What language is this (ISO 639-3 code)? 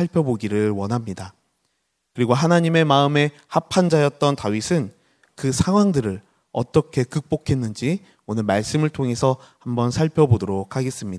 kor